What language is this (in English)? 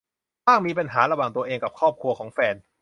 Thai